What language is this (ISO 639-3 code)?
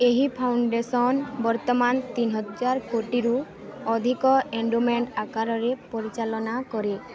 ori